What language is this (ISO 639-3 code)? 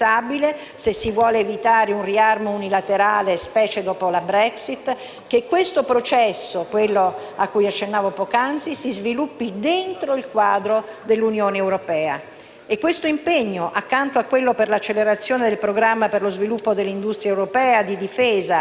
ita